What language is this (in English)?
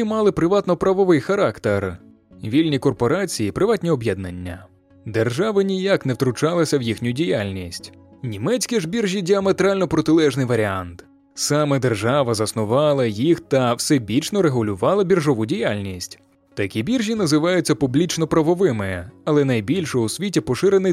Ukrainian